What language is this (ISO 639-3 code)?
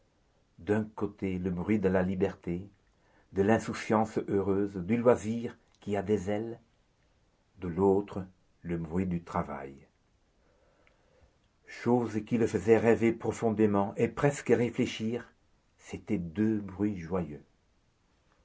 fra